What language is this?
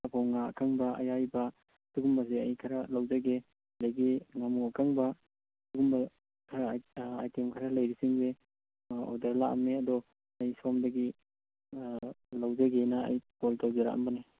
Manipuri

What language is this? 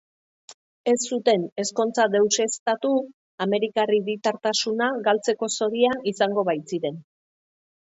Basque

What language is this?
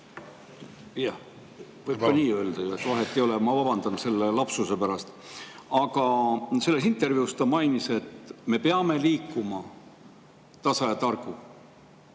Estonian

